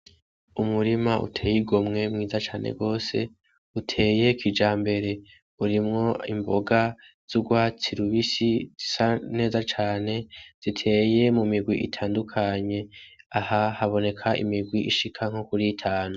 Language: Rundi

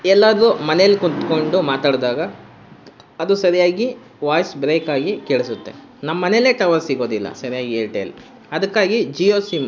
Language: Kannada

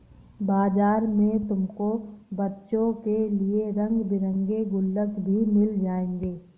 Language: Hindi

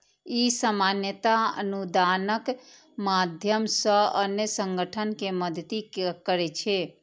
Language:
Maithili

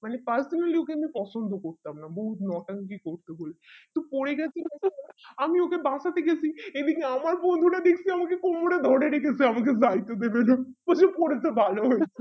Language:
Bangla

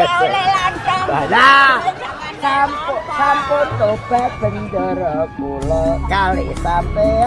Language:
Indonesian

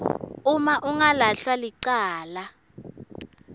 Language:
Swati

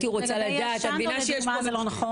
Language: Hebrew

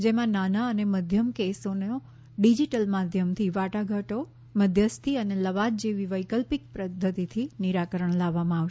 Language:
Gujarati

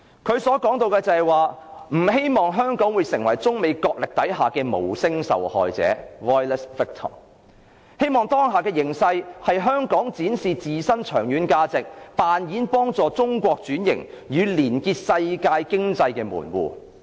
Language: Cantonese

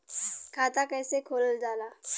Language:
Bhojpuri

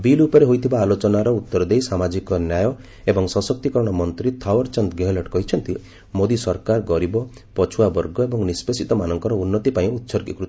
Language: Odia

